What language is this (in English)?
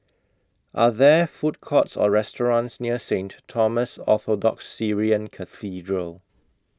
English